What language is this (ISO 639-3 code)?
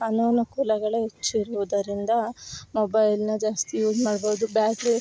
kan